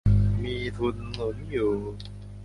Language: Thai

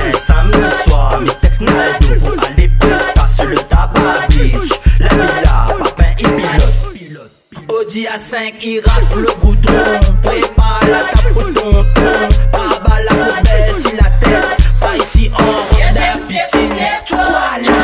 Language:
French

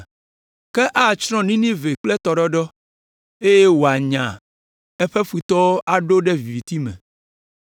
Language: Ewe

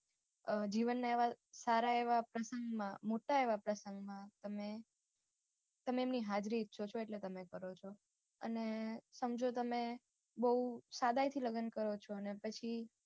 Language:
Gujarati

